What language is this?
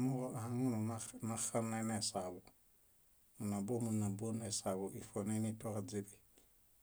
Bayot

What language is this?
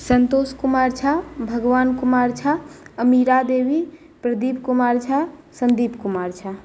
Maithili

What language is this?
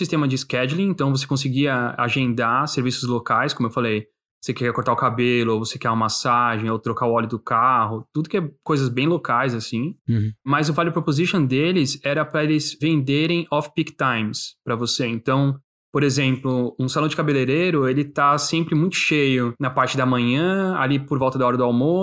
Portuguese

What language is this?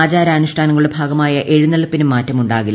Malayalam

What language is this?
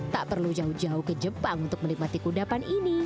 Indonesian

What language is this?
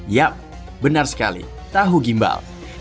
Indonesian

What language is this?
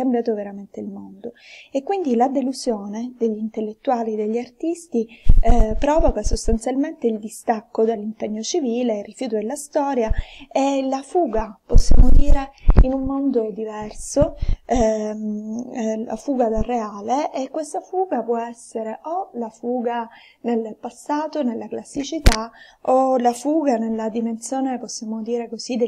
Italian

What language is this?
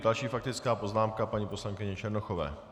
Czech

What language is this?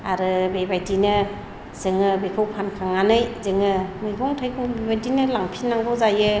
Bodo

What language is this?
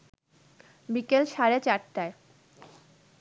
Bangla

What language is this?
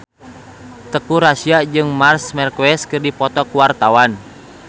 Sundanese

